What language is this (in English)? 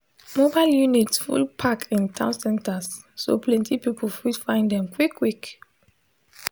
Nigerian Pidgin